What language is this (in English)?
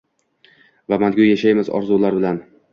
Uzbek